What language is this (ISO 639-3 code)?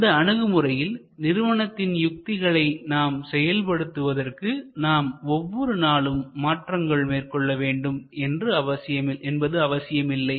tam